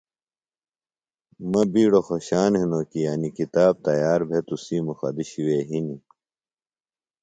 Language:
Phalura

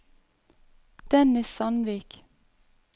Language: Norwegian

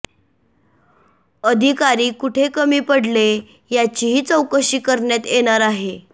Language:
Marathi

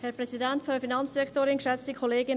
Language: Swiss German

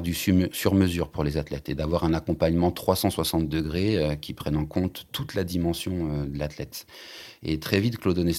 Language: French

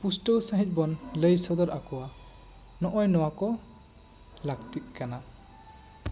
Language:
Santali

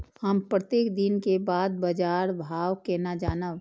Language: Maithili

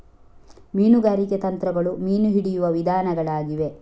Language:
Kannada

